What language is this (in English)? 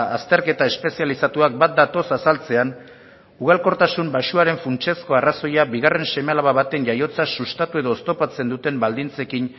Basque